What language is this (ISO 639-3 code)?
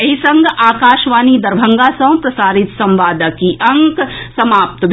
mai